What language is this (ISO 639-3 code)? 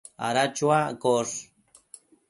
mcf